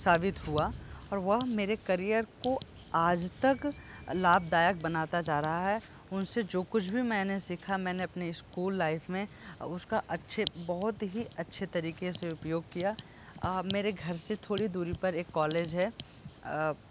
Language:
Hindi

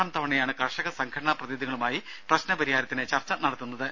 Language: Malayalam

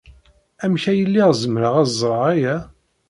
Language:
Kabyle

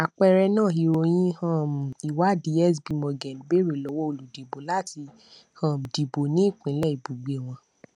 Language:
Yoruba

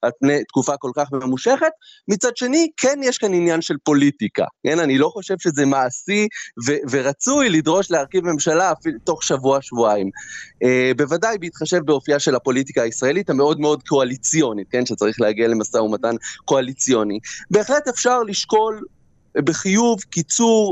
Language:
Hebrew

